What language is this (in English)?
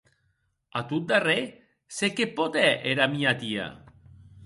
Occitan